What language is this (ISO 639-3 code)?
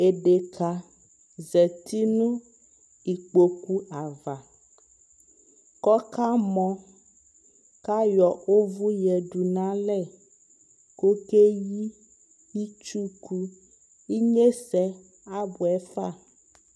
kpo